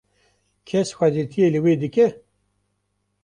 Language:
Kurdish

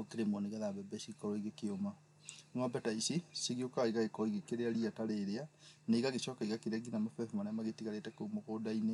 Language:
Kikuyu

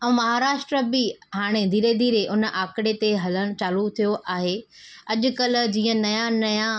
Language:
Sindhi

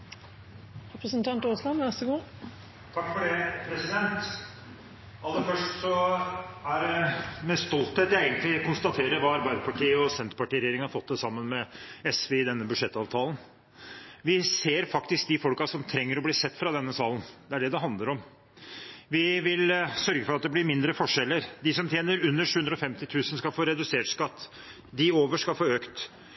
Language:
Norwegian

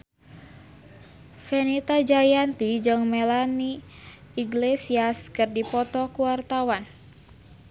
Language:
Sundanese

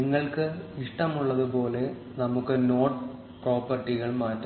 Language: Malayalam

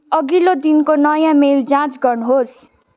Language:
Nepali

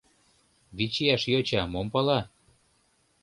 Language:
Mari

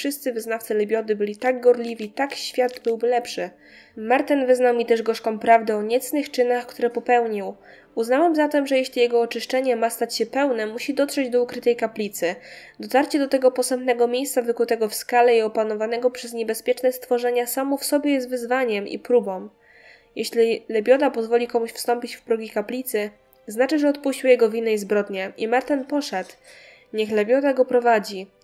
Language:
Polish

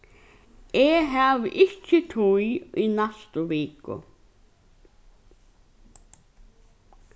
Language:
Faroese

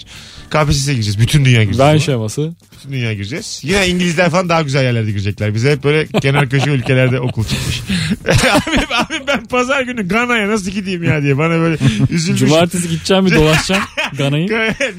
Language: Turkish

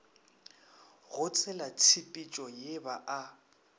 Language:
Northern Sotho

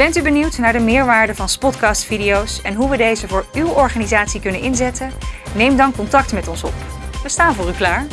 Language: Dutch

